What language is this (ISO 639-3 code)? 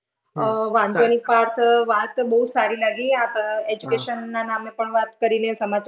guj